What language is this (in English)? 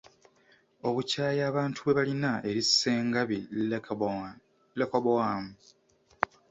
Ganda